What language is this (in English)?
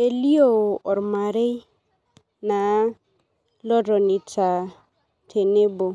Masai